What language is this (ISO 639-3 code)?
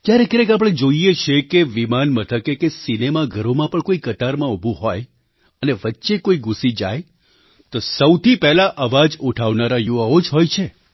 guj